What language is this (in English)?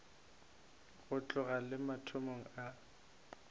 Northern Sotho